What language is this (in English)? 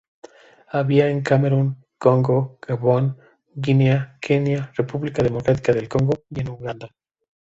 Spanish